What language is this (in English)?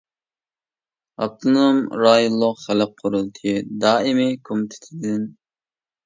Uyghur